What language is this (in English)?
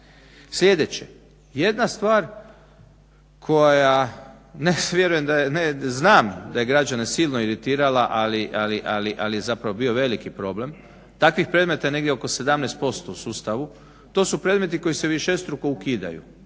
Croatian